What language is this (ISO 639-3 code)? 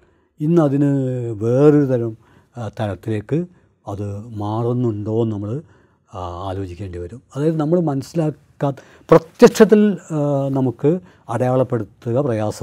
mal